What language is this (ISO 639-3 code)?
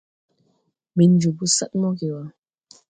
tui